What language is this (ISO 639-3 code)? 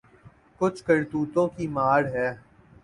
urd